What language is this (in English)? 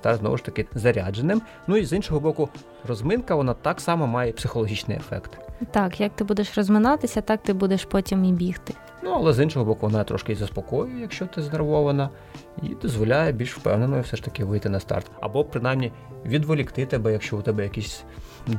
Ukrainian